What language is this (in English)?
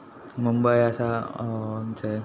Konkani